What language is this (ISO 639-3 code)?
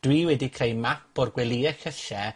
cym